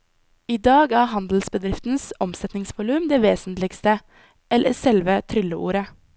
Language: Norwegian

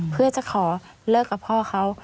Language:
Thai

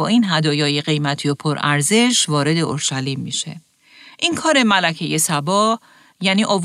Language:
Persian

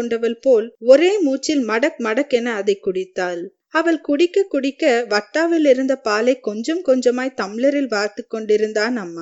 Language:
Tamil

